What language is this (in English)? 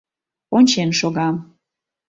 Mari